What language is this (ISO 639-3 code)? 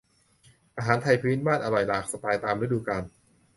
tha